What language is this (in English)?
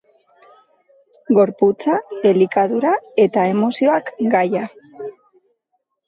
Basque